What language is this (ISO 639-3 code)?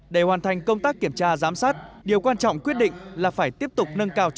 vie